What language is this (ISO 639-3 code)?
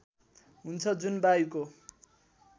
nep